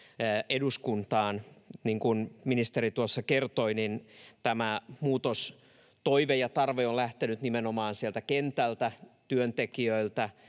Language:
Finnish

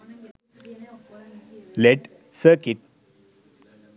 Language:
Sinhala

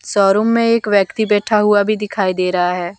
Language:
Hindi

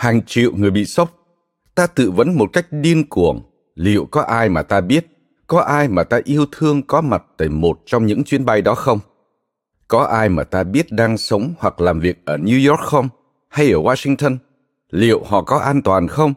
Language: Vietnamese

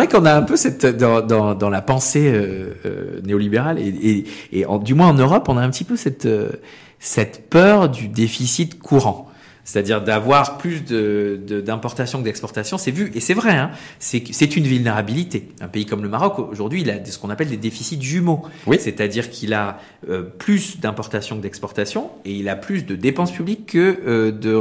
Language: French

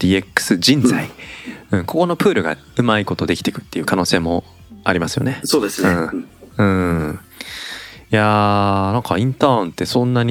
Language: Japanese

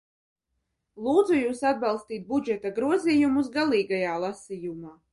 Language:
Latvian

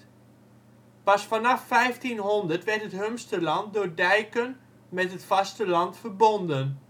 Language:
Dutch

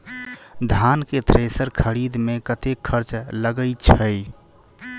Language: Maithili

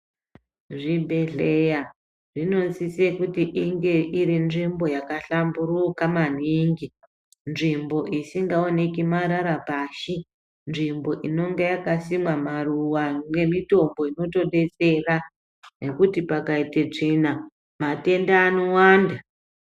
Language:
Ndau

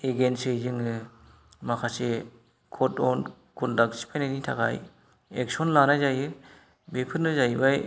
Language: Bodo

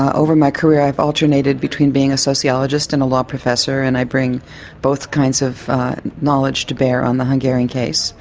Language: English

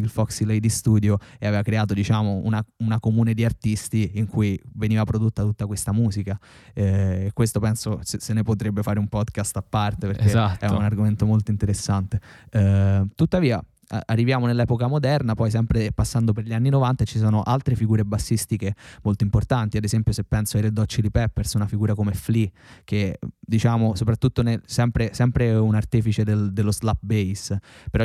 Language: Italian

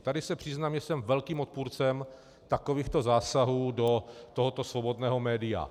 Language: Czech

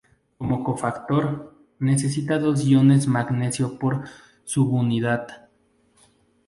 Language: Spanish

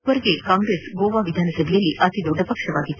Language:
Kannada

